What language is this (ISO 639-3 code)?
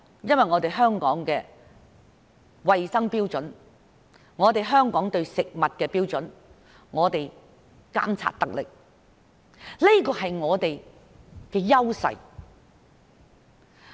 yue